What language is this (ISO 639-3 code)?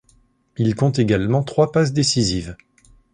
fra